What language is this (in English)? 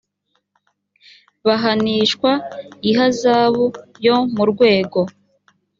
Kinyarwanda